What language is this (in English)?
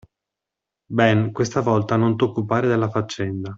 Italian